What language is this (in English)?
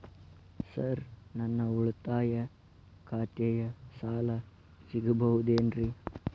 Kannada